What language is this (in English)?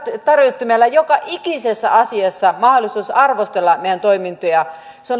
Finnish